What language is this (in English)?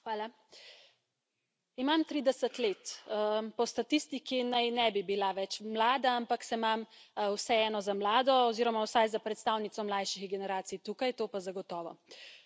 Slovenian